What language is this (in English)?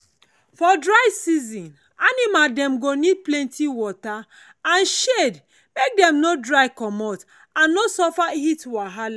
Nigerian Pidgin